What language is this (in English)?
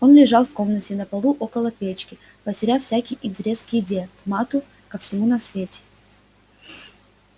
Russian